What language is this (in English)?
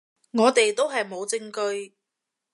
Cantonese